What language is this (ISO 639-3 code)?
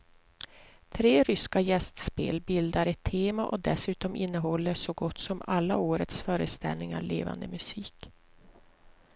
swe